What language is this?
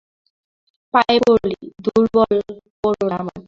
Bangla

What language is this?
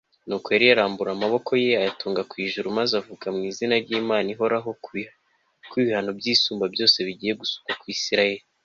Kinyarwanda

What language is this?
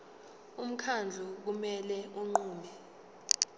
Zulu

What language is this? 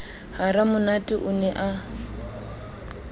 Southern Sotho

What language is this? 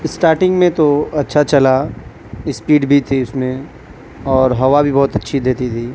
Urdu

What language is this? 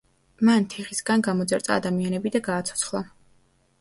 Georgian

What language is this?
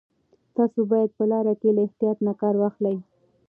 Pashto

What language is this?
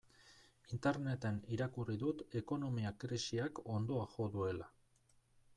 Basque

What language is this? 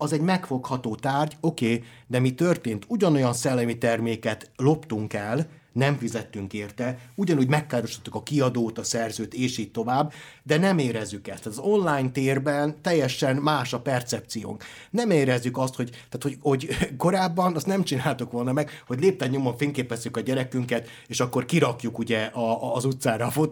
Hungarian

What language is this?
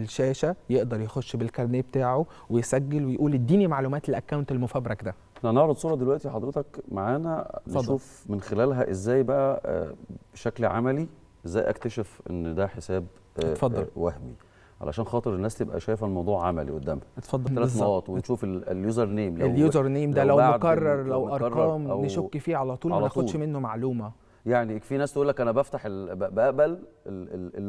Arabic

